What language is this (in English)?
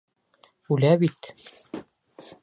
Bashkir